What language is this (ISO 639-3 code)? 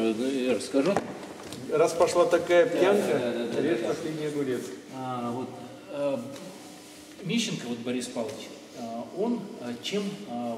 rus